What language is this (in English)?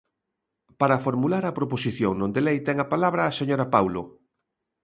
Galician